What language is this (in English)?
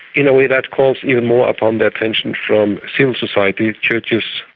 English